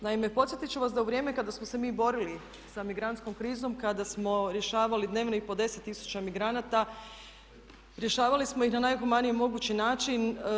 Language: Croatian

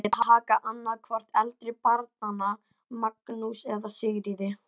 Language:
Icelandic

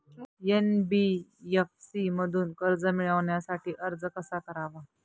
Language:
Marathi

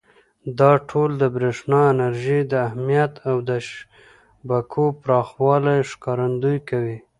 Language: Pashto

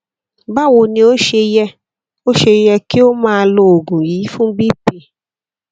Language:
Yoruba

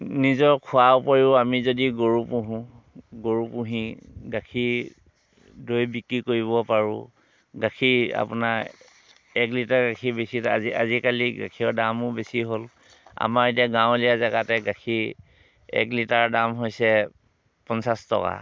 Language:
Assamese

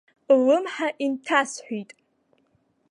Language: Abkhazian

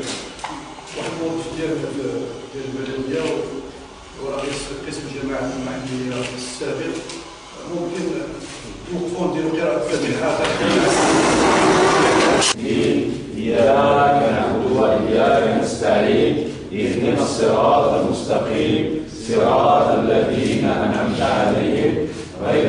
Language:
Ukrainian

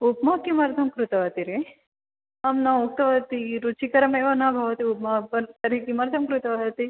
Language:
Sanskrit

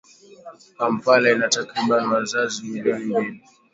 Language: Swahili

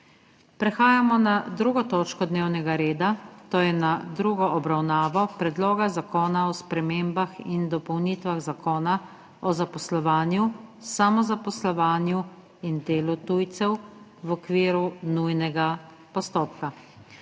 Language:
Slovenian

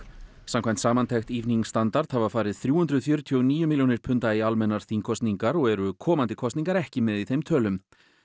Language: Icelandic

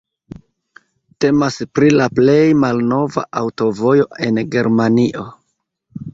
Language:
Esperanto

